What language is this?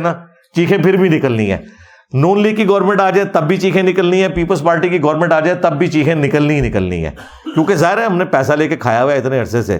Urdu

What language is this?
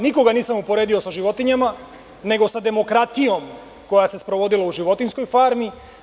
Serbian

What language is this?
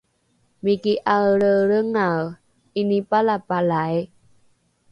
Rukai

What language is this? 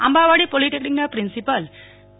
Gujarati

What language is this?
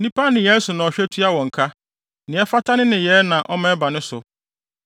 Akan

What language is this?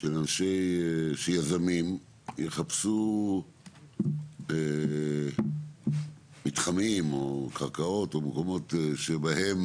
Hebrew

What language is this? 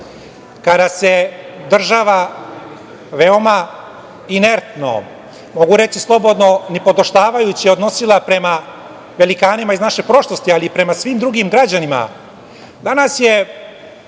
Serbian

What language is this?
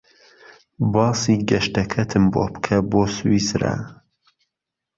Central Kurdish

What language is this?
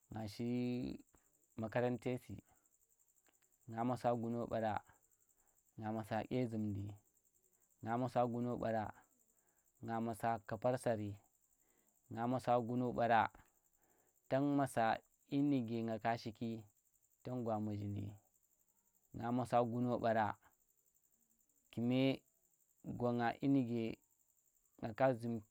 Tera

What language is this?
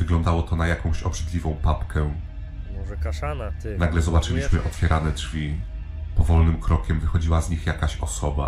Polish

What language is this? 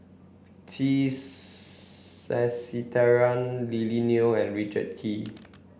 English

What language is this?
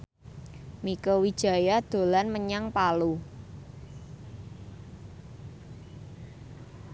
Javanese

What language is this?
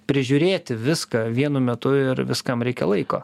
Lithuanian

